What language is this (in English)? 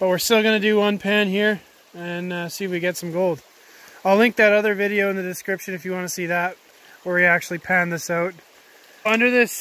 English